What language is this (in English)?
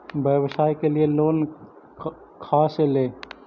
Magahi